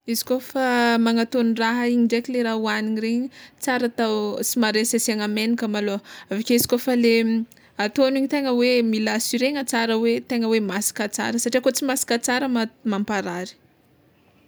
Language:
Tsimihety Malagasy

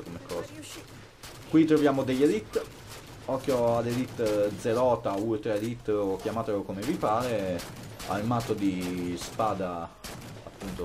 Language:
Italian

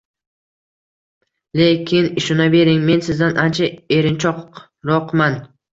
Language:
Uzbek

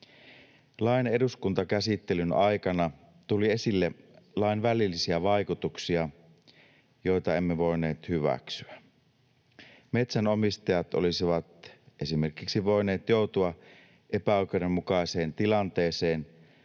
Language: Finnish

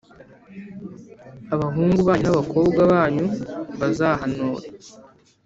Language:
Kinyarwanda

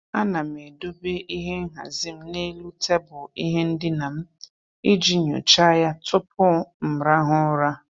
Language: Igbo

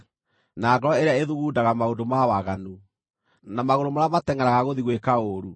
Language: Kikuyu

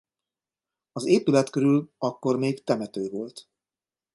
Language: Hungarian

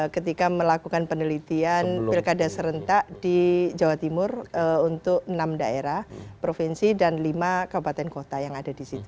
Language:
Indonesian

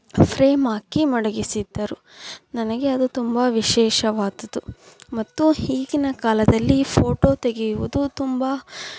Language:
Kannada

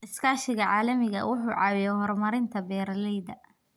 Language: Somali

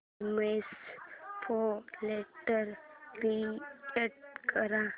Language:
Marathi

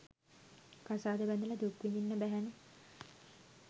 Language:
Sinhala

